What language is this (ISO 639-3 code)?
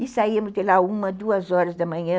por